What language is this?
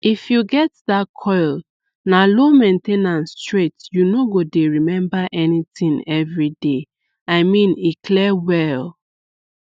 Nigerian Pidgin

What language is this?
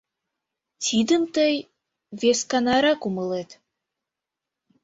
Mari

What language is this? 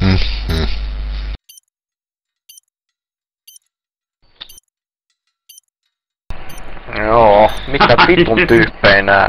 Finnish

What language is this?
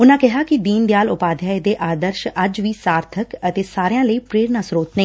Punjabi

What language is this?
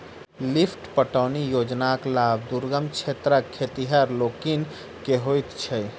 Maithili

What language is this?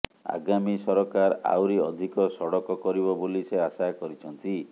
Odia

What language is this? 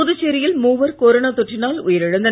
Tamil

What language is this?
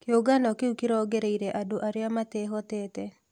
Kikuyu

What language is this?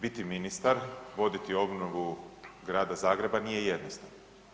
Croatian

